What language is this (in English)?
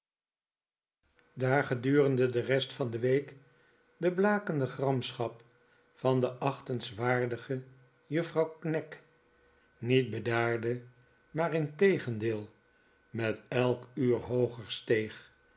Dutch